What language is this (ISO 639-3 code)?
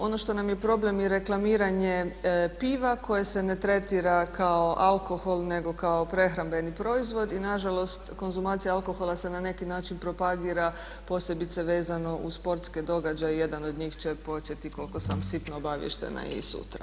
hrv